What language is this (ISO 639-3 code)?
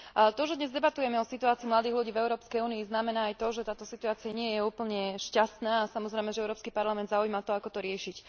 slk